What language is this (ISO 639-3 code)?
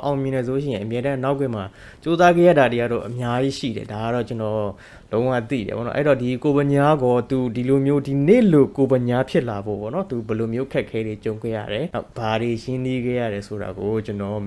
tha